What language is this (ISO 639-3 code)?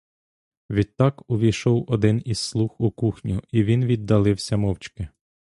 ukr